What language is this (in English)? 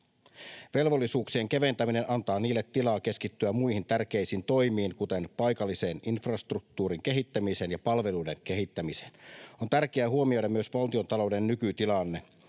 Finnish